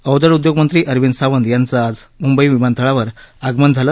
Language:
Marathi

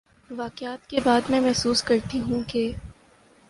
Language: Urdu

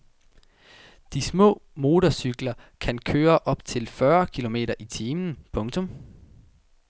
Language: Danish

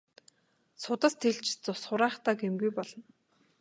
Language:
Mongolian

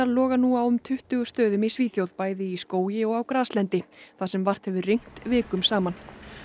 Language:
Icelandic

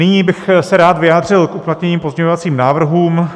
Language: Czech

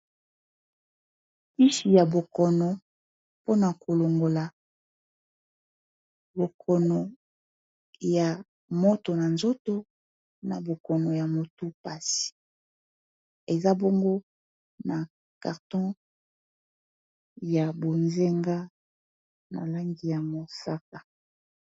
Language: Lingala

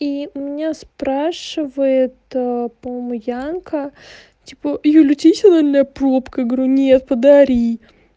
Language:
Russian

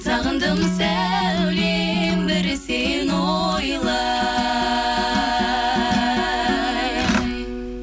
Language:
Kazakh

